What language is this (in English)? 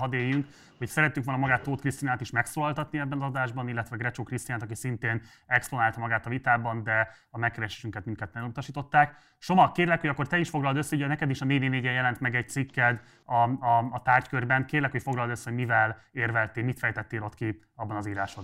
Hungarian